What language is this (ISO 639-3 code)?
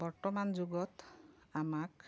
asm